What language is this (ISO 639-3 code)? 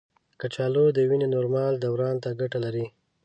pus